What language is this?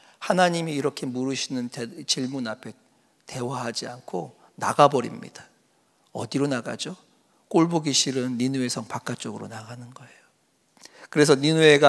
Korean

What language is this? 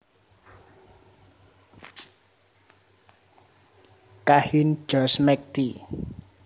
Javanese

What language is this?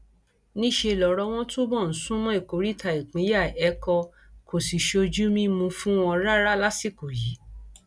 Yoruba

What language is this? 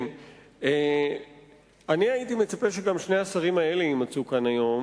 Hebrew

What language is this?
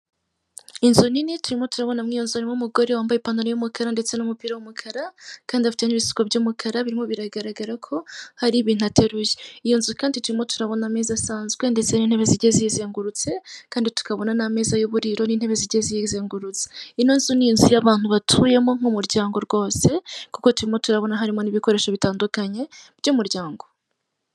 Kinyarwanda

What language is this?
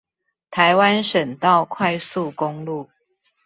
Chinese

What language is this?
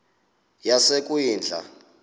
Xhosa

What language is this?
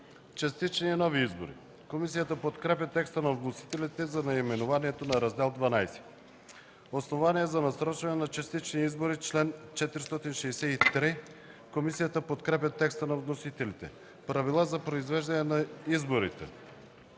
Bulgarian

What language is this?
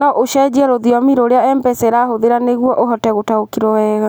Kikuyu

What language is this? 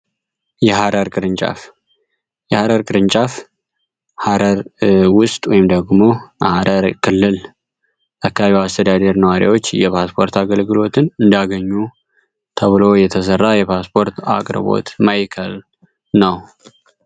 Amharic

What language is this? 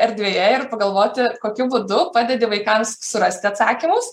Lithuanian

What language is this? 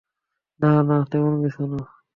Bangla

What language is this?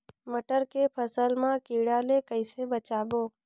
Chhattisgarhi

